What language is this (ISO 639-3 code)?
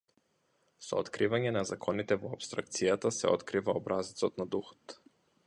mkd